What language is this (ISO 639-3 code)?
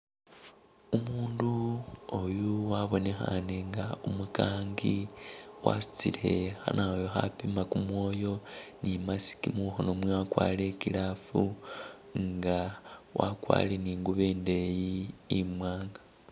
myx